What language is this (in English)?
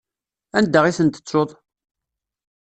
Kabyle